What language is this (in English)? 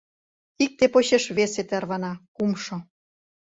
Mari